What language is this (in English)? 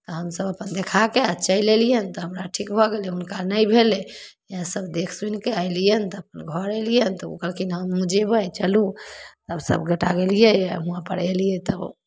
Maithili